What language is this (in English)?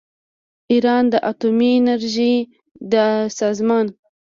Pashto